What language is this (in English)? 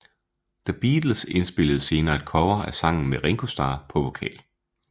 Danish